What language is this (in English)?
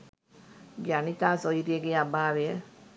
Sinhala